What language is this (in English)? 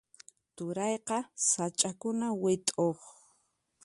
Puno Quechua